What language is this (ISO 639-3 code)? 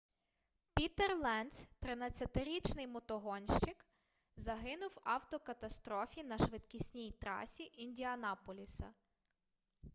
ukr